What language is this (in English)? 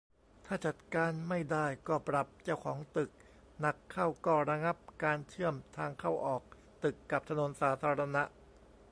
Thai